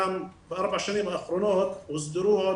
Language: Hebrew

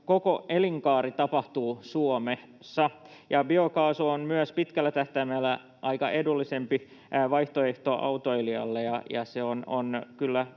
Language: Finnish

